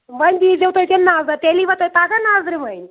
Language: Kashmiri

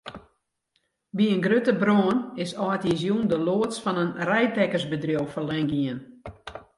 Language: Western Frisian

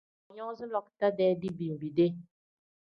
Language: Tem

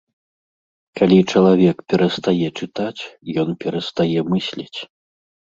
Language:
Belarusian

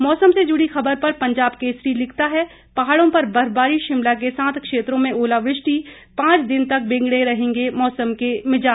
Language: Hindi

